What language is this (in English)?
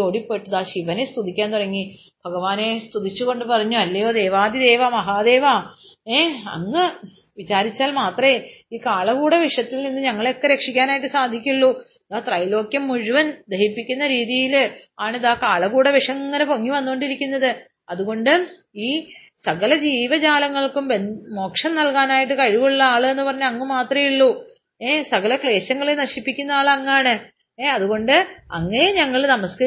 Malayalam